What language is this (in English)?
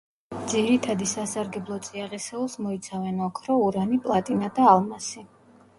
Georgian